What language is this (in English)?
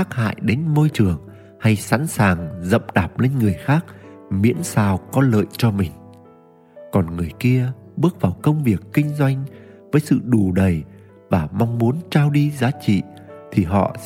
Vietnamese